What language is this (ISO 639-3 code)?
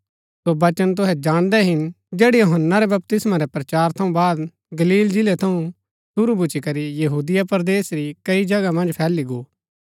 gbk